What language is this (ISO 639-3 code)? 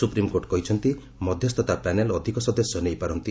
ori